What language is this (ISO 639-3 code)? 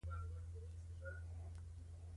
pus